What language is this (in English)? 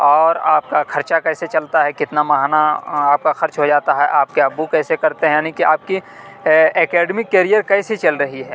Urdu